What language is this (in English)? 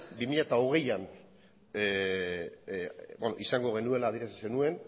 Basque